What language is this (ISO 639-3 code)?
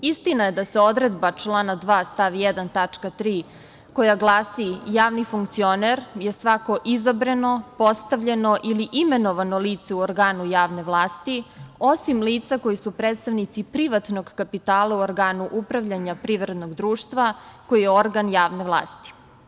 srp